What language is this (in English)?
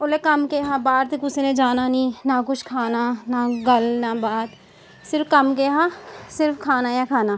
Dogri